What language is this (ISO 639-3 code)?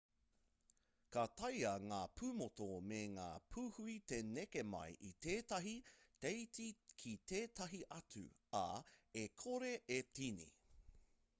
mri